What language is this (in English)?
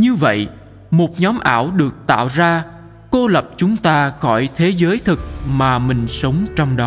Vietnamese